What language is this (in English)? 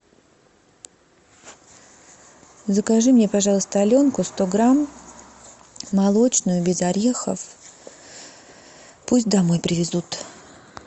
Russian